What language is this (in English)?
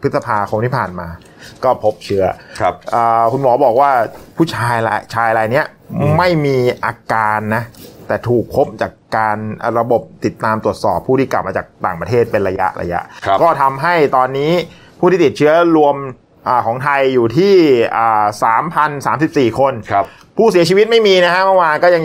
Thai